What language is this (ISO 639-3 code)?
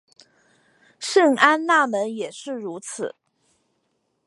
zho